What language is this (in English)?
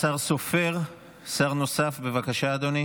Hebrew